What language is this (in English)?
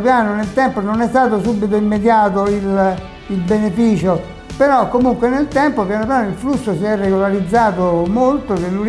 Italian